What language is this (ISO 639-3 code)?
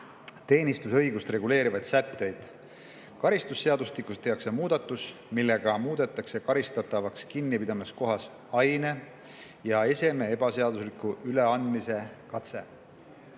est